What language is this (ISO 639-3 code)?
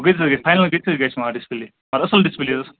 kas